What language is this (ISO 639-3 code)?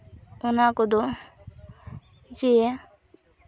sat